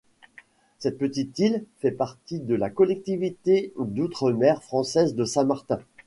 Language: French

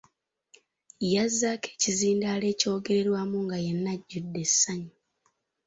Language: Ganda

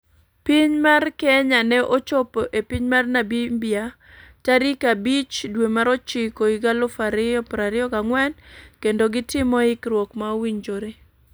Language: Luo (Kenya and Tanzania)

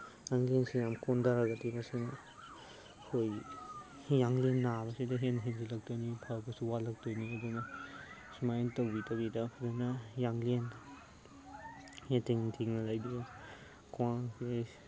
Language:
Manipuri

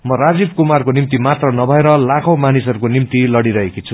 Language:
Nepali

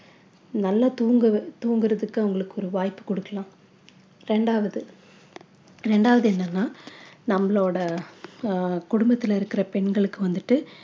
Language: Tamil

